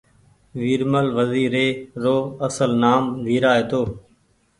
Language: Goaria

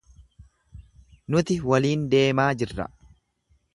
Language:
Oromo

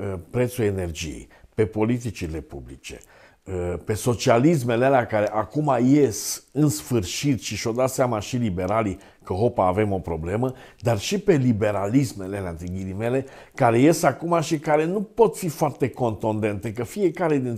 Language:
Romanian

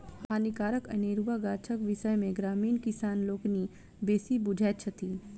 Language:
Maithili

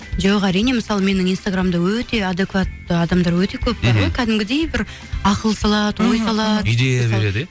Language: Kazakh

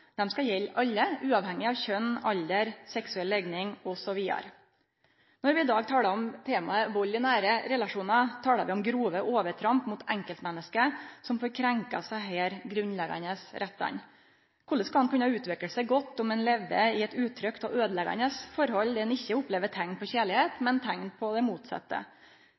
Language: Norwegian Nynorsk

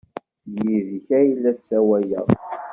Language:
Kabyle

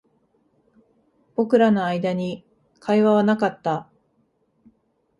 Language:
Japanese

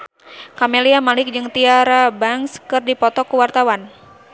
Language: Sundanese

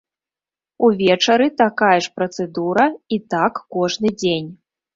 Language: Belarusian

